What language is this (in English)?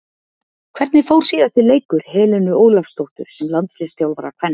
Icelandic